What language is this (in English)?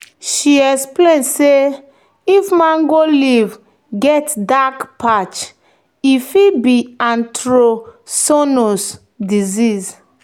Nigerian Pidgin